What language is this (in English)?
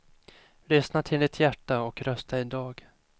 Swedish